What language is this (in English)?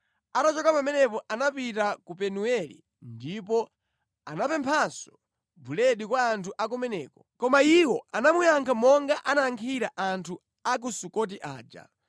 Nyanja